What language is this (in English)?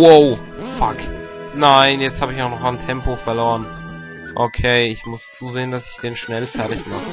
German